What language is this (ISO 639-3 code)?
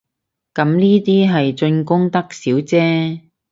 yue